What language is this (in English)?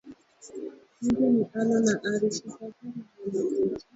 Swahili